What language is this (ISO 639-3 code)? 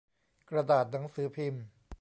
tha